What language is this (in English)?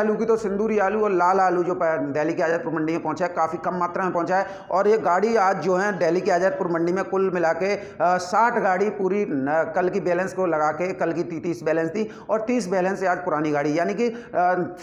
Hindi